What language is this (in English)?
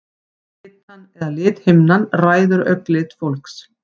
Icelandic